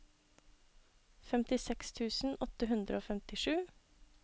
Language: Norwegian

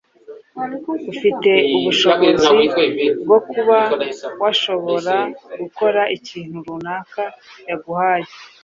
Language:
Kinyarwanda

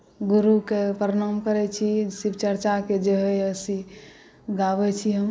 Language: Maithili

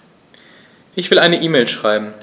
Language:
German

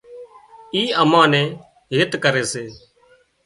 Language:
Wadiyara Koli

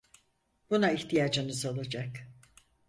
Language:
Turkish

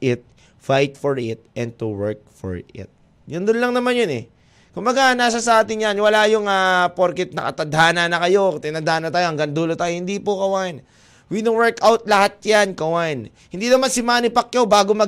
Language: Filipino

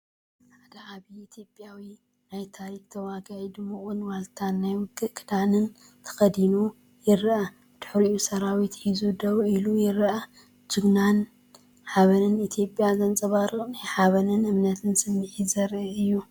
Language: Tigrinya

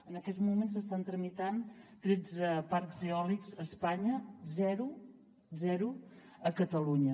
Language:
Catalan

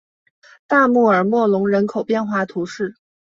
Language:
Chinese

